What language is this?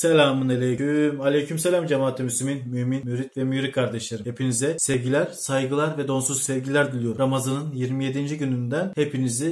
Turkish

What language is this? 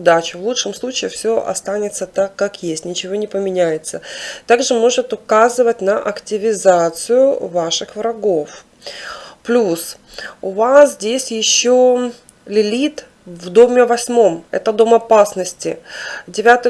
Russian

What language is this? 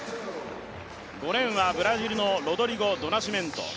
Japanese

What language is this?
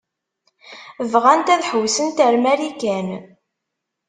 Kabyle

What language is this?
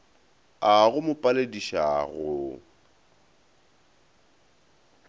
Northern Sotho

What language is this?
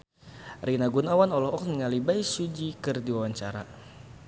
Sundanese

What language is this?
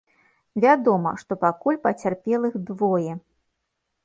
Belarusian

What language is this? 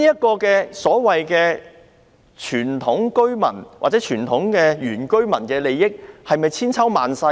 Cantonese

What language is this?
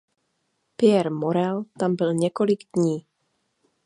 Czech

